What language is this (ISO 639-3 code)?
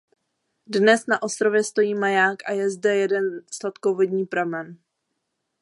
ces